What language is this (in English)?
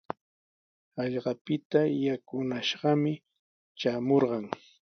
Sihuas Ancash Quechua